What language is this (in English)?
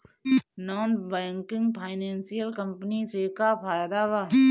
Bhojpuri